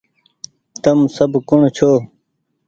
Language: Goaria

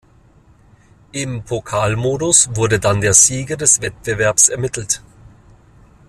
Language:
German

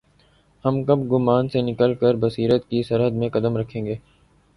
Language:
Urdu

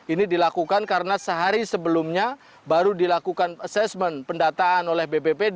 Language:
Indonesian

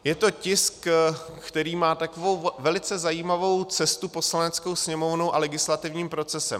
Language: Czech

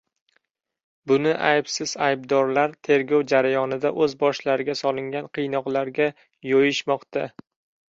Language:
Uzbek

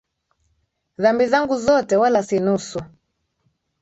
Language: Swahili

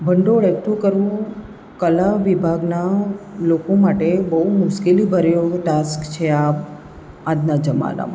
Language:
Gujarati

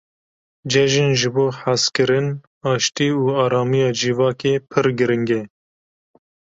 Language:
Kurdish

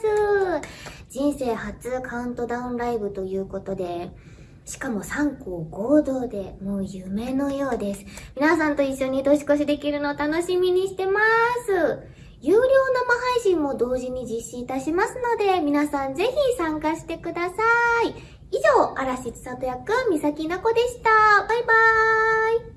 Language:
Japanese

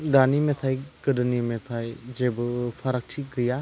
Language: Bodo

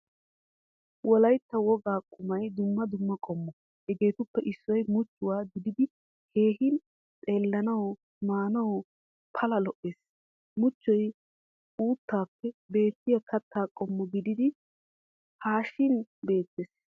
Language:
Wolaytta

